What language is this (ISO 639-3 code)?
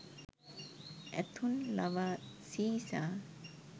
sin